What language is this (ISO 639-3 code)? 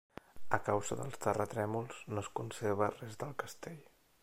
cat